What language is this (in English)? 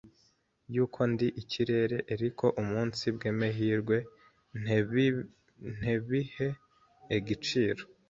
Kinyarwanda